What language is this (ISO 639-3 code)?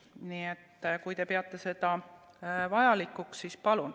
est